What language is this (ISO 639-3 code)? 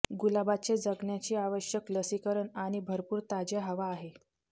mar